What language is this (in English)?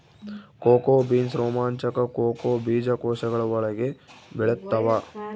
Kannada